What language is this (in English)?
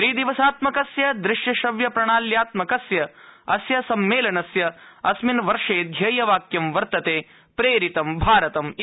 Sanskrit